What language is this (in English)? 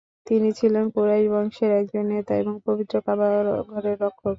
Bangla